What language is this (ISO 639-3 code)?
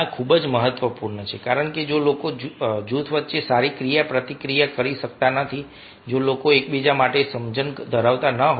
guj